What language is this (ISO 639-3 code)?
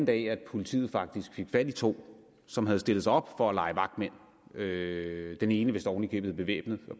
dan